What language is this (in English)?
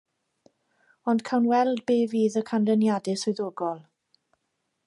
Welsh